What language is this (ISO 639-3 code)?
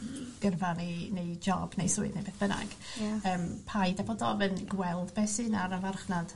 cym